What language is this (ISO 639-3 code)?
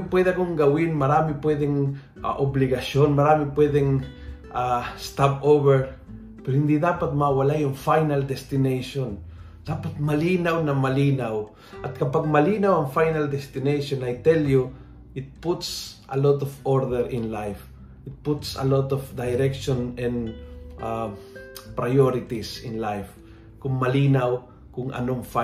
fil